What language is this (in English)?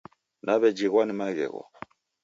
Taita